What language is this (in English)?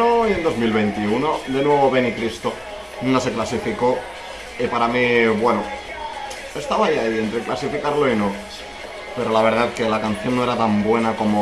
Spanish